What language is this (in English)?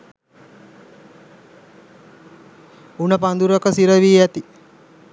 Sinhala